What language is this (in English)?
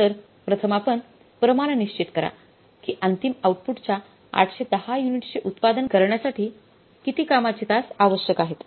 Marathi